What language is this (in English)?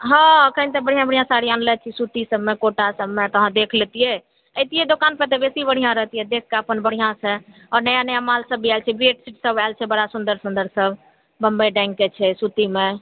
Maithili